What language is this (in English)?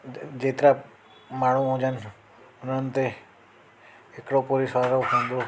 Sindhi